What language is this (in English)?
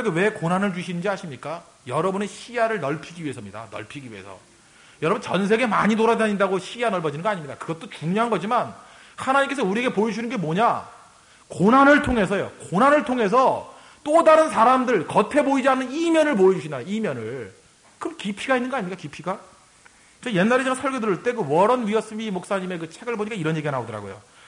Korean